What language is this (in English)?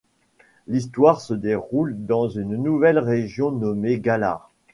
French